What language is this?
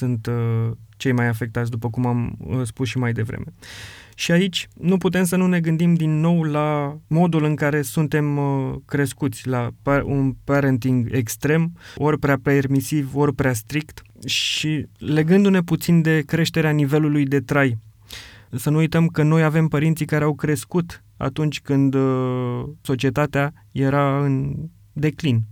Romanian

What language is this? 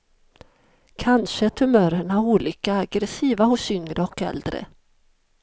Swedish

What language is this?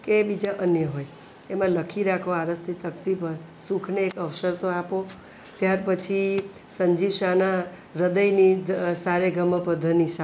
Gujarati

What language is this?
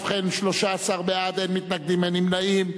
Hebrew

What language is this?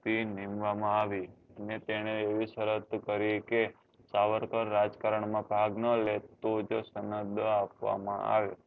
Gujarati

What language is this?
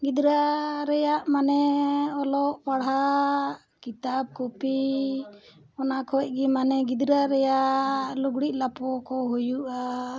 Santali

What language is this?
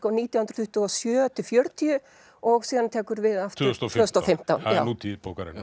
Icelandic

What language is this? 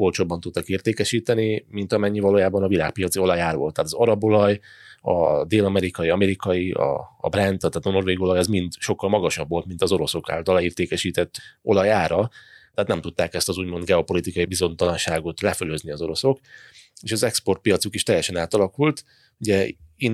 Hungarian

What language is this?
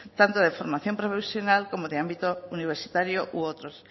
Spanish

